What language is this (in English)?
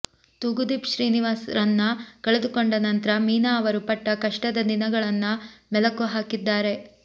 Kannada